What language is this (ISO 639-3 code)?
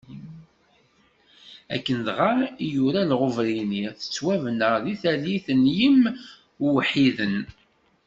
kab